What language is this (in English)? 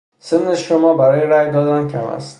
Persian